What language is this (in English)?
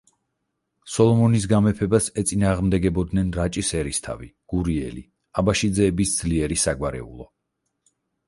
Georgian